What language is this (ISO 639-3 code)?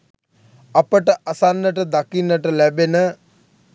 sin